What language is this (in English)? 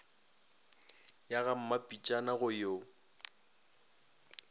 Northern Sotho